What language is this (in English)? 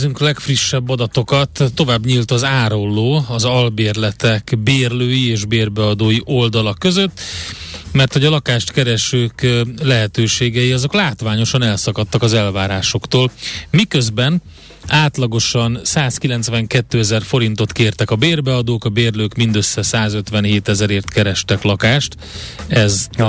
Hungarian